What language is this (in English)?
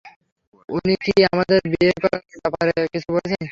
Bangla